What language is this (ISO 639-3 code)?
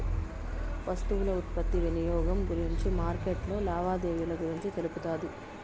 tel